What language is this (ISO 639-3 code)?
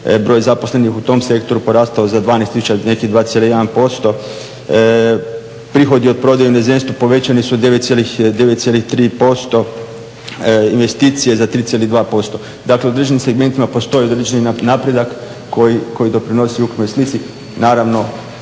hrv